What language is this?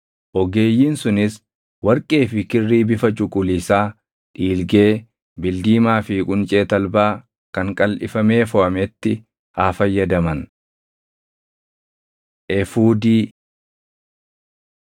Oromo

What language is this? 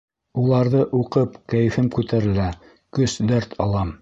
Bashkir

